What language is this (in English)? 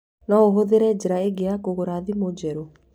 Kikuyu